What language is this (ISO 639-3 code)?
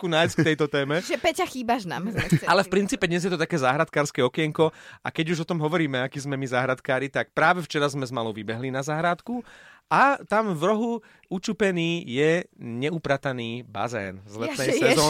slk